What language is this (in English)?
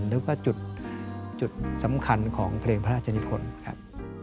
Thai